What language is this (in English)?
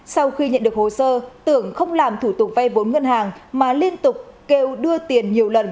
Vietnamese